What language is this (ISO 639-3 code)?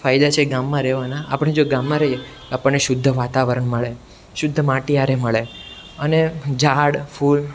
guj